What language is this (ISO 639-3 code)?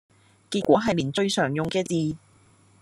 yue